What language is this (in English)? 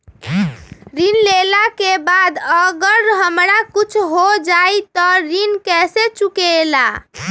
Magahi